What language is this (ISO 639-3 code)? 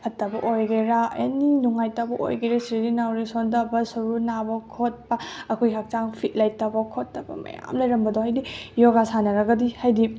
mni